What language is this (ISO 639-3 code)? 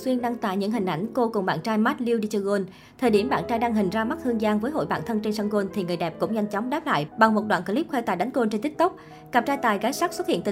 vie